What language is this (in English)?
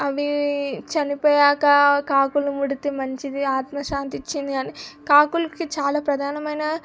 Telugu